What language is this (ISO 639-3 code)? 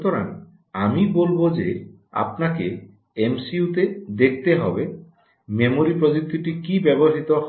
ben